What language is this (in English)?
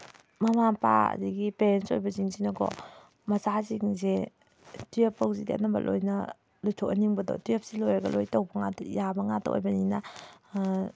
Manipuri